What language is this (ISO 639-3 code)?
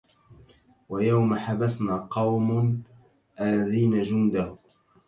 ara